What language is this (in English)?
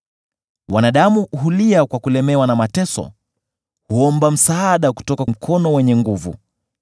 Swahili